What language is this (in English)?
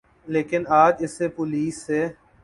Urdu